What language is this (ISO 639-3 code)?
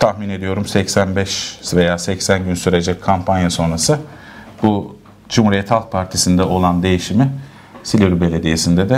tur